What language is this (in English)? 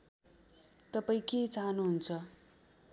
Nepali